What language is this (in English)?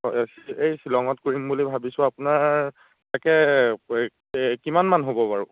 Assamese